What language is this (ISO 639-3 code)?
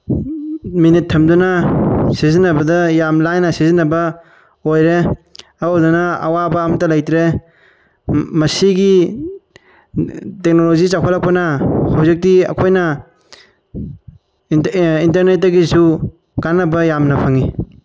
mni